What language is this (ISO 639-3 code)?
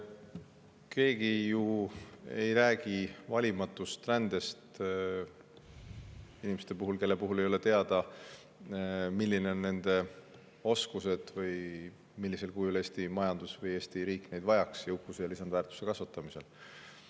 est